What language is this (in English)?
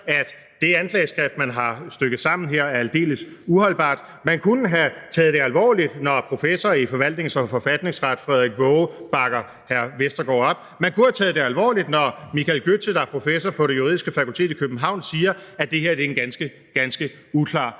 Danish